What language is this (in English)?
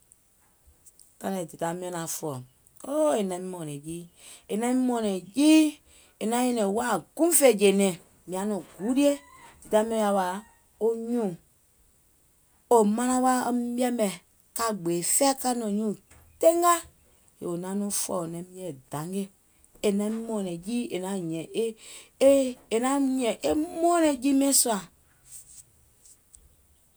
Gola